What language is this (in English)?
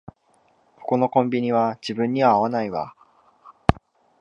Japanese